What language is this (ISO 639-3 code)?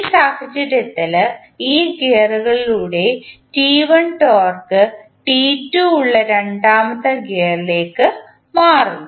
mal